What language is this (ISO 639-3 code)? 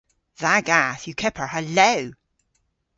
cor